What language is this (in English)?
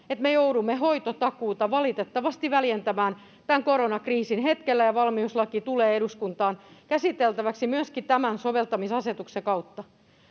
Finnish